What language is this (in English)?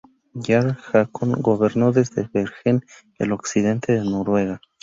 Spanish